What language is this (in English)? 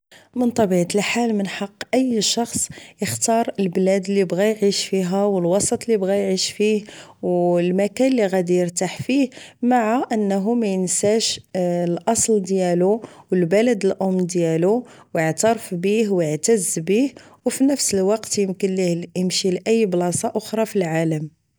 Moroccan Arabic